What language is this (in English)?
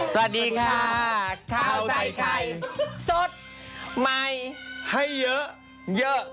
Thai